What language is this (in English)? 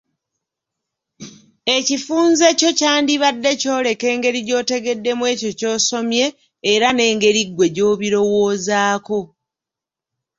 Ganda